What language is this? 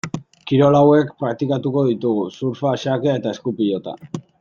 Basque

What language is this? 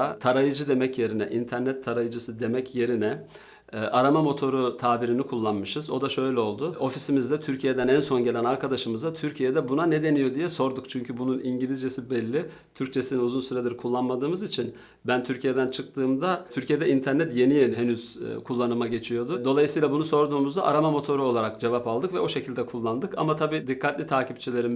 Turkish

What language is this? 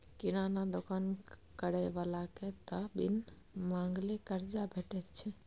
Maithili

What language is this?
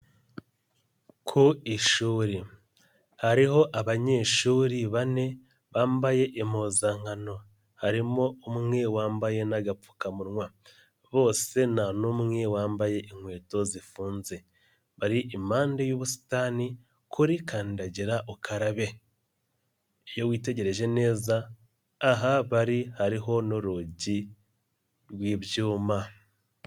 Kinyarwanda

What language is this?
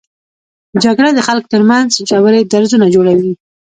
Pashto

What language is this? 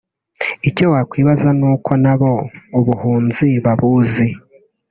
Kinyarwanda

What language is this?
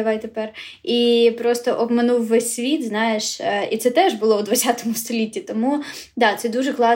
Ukrainian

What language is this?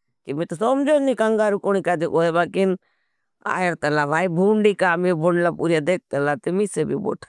Bhili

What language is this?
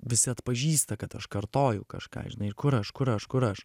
Lithuanian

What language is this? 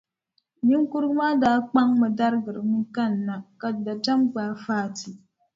Dagbani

